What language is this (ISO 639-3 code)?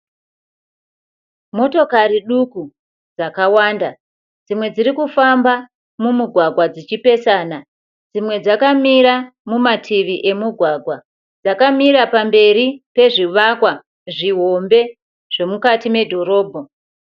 sna